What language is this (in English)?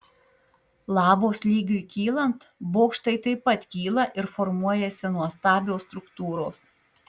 Lithuanian